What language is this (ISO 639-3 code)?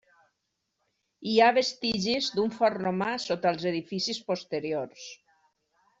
cat